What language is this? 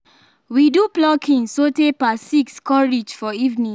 Nigerian Pidgin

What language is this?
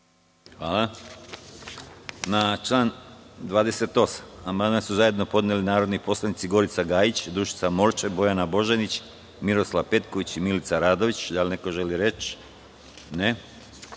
Serbian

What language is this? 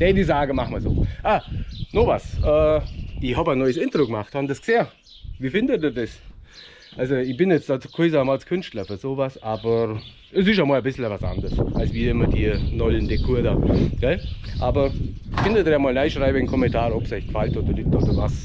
German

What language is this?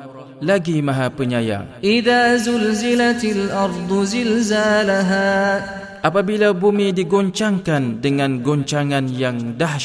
Malay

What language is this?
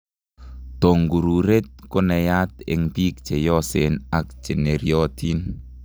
Kalenjin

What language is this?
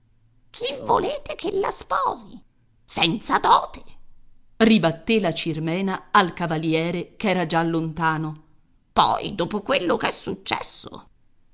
Italian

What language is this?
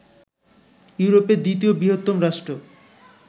Bangla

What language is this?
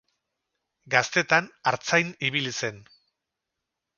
Basque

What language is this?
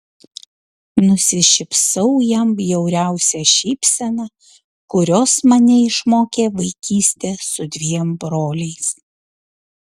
Lithuanian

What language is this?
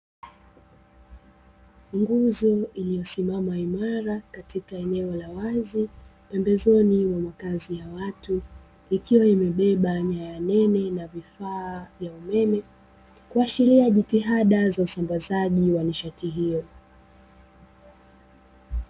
Swahili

